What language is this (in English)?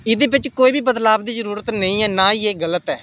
Dogri